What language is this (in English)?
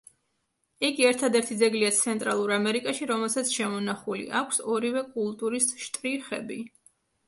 Georgian